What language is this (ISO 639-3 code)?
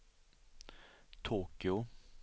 swe